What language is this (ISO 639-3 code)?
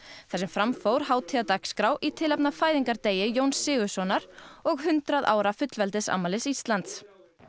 isl